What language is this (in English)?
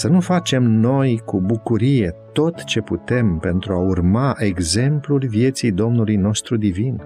Romanian